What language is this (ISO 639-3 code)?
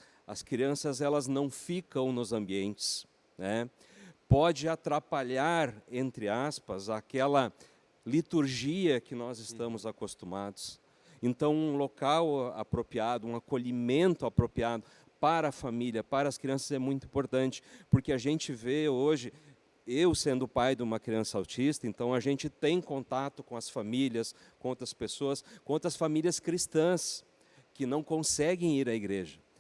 por